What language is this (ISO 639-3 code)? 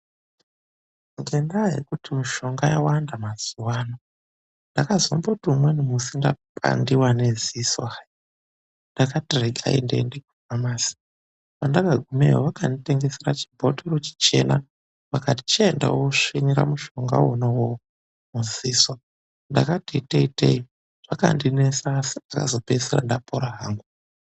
ndc